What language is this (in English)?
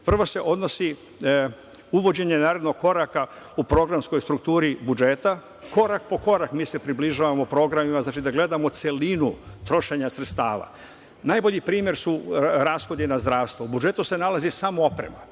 Serbian